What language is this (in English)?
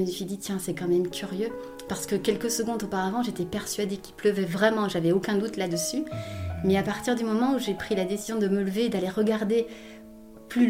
French